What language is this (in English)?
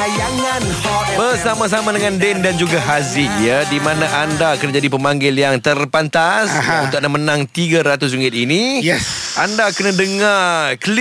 Malay